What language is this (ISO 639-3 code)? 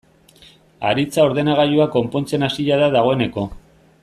eus